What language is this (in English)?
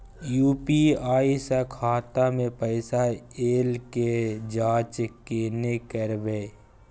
Maithili